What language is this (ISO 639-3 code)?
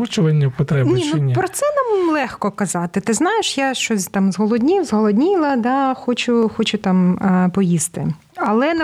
ukr